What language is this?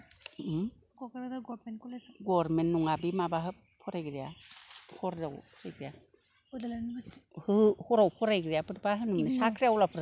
Bodo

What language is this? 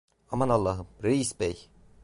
Turkish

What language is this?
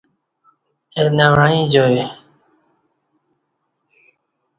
Kati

